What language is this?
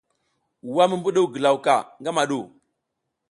South Giziga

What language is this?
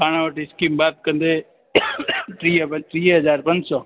Sindhi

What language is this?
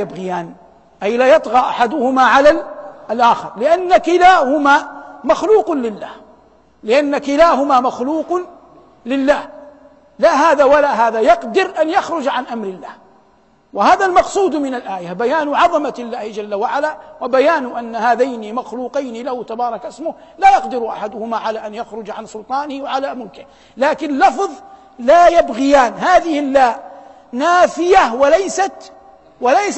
Arabic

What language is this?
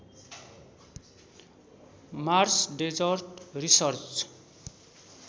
Nepali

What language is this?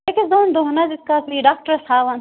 Kashmiri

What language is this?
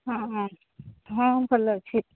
Odia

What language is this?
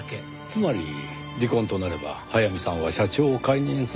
Japanese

